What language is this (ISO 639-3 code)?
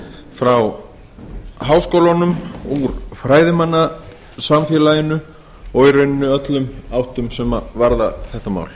isl